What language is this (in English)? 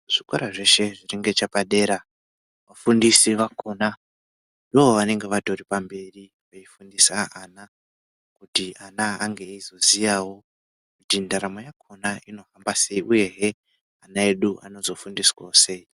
Ndau